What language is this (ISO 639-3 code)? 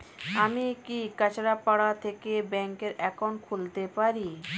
ben